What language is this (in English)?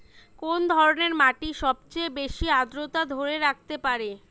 Bangla